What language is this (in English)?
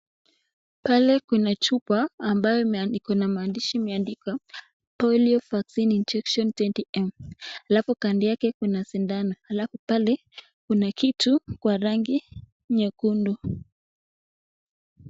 Swahili